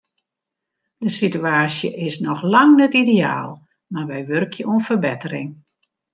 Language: Western Frisian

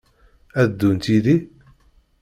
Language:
Kabyle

